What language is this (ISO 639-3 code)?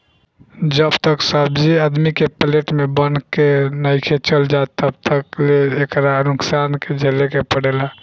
bho